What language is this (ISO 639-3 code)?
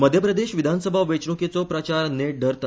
kok